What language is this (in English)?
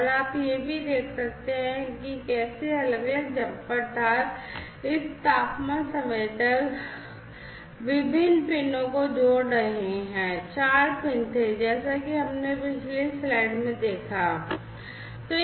Hindi